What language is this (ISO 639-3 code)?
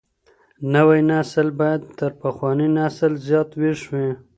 pus